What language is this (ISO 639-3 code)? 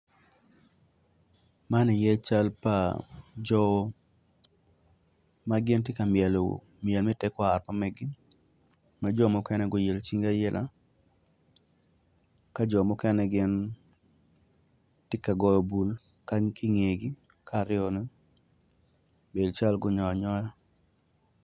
ach